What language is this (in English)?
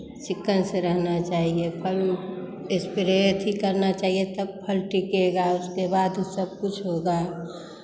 Hindi